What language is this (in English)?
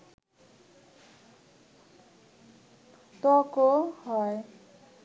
Bangla